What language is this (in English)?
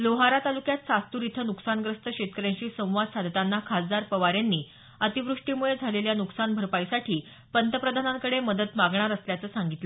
Marathi